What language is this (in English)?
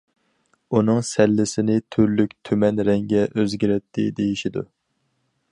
Uyghur